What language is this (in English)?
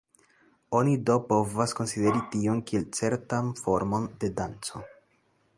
Esperanto